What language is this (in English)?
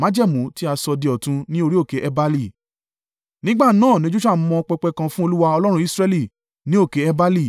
Yoruba